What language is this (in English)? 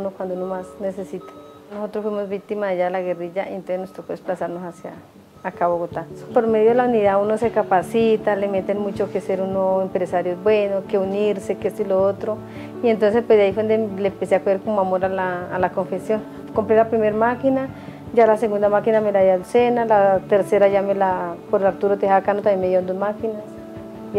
Spanish